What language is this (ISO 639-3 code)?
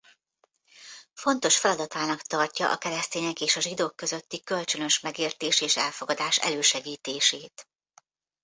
hun